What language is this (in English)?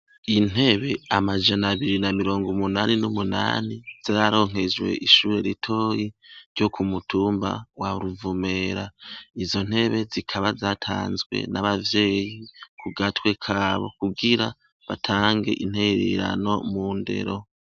Rundi